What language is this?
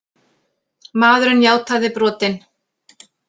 Icelandic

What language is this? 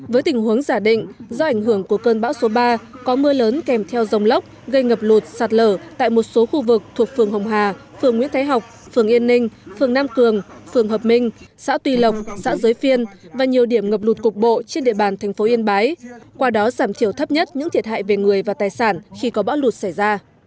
Vietnamese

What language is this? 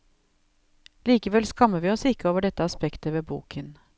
Norwegian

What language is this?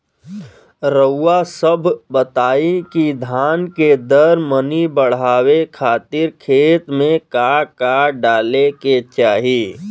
Bhojpuri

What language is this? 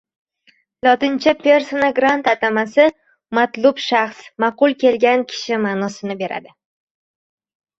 Uzbek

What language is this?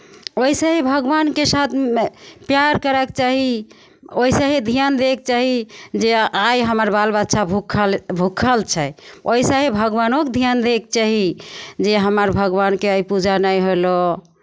Maithili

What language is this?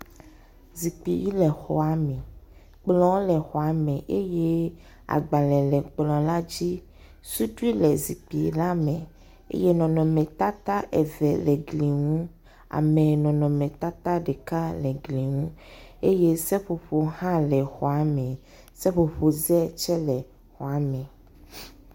Ewe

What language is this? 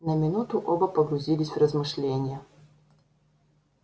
Russian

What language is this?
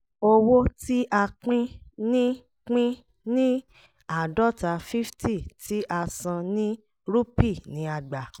Yoruba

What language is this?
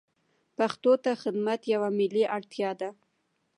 Pashto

